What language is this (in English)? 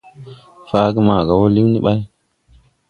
Tupuri